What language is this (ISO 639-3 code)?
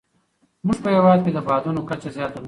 pus